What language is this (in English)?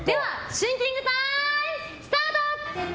Japanese